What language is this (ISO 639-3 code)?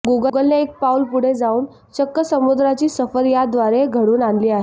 mar